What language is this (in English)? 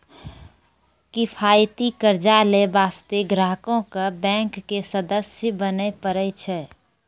Maithili